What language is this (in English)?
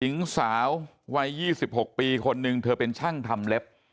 Thai